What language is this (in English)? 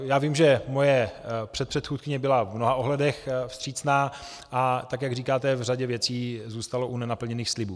Czech